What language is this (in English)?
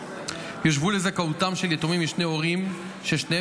Hebrew